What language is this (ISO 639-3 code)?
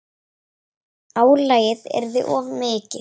isl